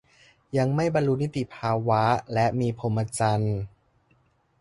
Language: Thai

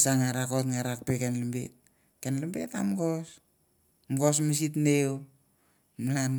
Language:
Mandara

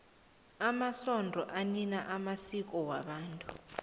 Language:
South Ndebele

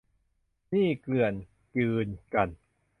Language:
Thai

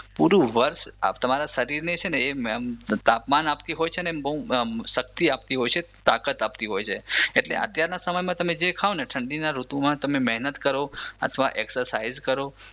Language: Gujarati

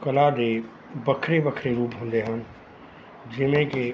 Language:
Punjabi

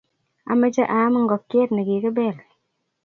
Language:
Kalenjin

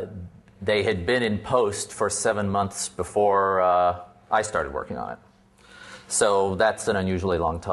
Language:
English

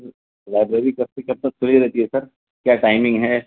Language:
Urdu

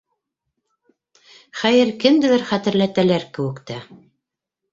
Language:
Bashkir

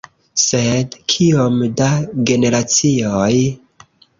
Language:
Esperanto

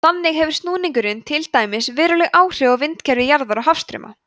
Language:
Icelandic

